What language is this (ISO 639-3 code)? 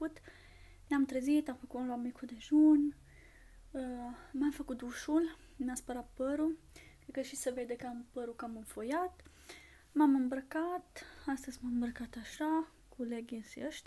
ron